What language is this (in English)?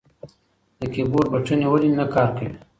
Pashto